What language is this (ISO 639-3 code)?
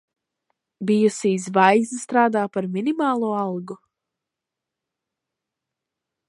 lav